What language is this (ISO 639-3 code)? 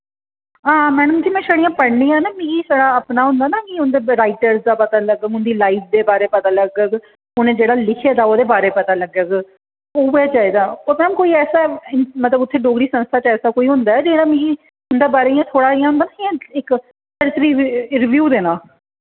doi